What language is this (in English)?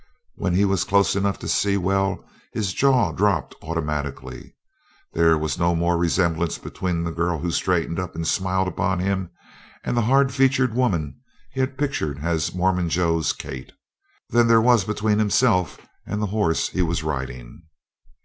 English